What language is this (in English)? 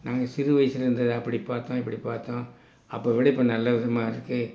Tamil